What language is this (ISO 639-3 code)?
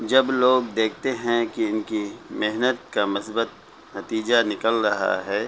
urd